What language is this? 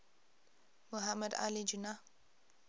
English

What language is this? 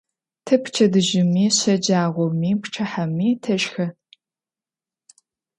Adyghe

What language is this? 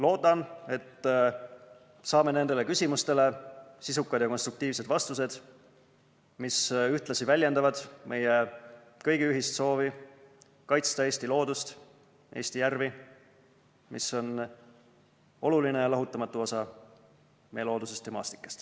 Estonian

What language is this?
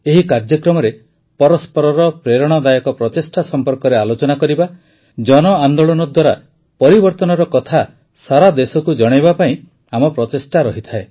Odia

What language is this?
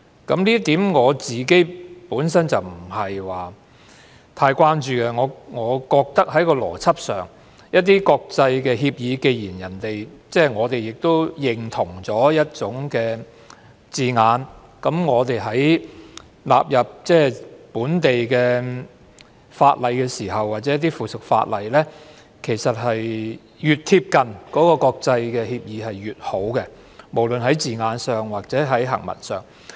Cantonese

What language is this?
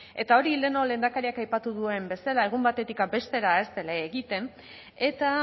Basque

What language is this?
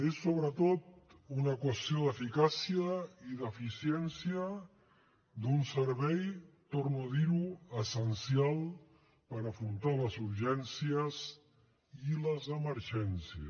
Catalan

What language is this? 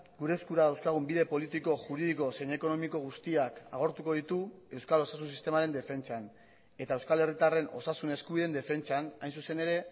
Basque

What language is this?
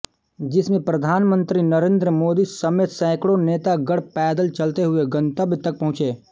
Hindi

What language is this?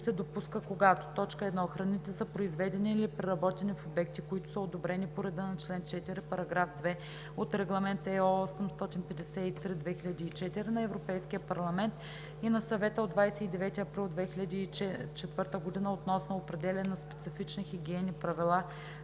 Bulgarian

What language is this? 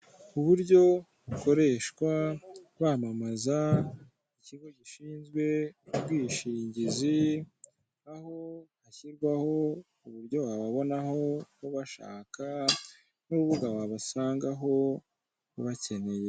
Kinyarwanda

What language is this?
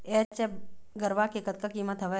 Chhattisgarhi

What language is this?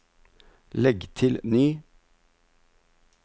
Norwegian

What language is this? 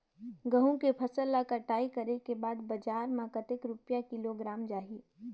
Chhattisgarhi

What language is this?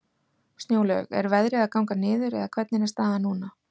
Icelandic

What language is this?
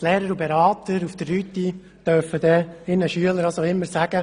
Swiss German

